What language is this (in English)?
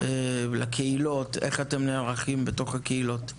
Hebrew